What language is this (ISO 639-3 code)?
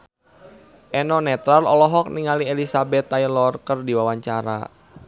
sun